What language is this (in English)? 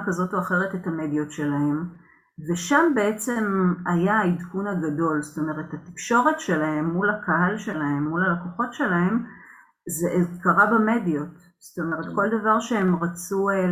Hebrew